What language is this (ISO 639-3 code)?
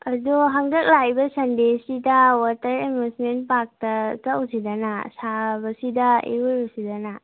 mni